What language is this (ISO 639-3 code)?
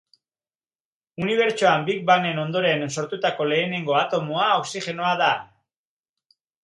eus